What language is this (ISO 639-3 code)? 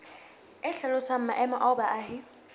sot